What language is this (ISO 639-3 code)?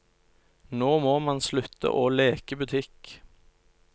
nor